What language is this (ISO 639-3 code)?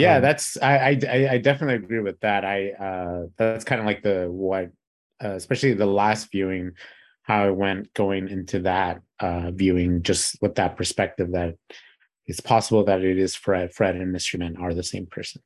eng